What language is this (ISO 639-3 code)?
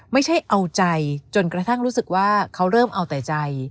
tha